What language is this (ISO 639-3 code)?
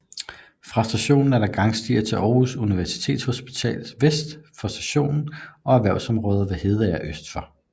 dan